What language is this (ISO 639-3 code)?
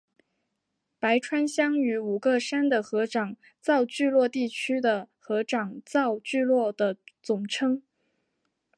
zho